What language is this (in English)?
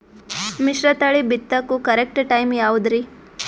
Kannada